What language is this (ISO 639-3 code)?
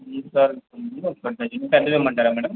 tel